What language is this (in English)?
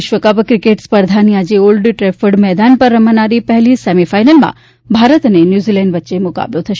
Gujarati